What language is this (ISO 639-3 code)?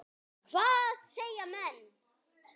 isl